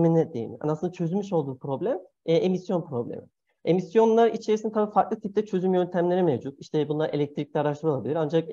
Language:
Turkish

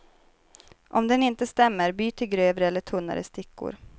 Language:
Swedish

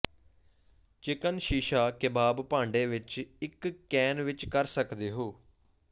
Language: Punjabi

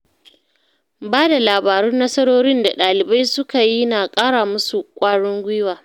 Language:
Hausa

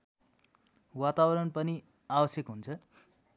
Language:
Nepali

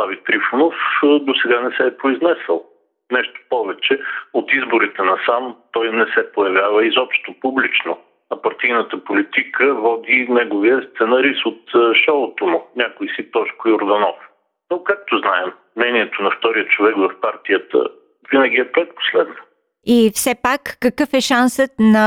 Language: Bulgarian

